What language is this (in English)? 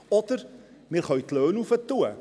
Swiss German